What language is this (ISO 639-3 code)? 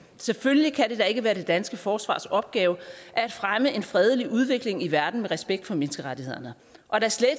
dan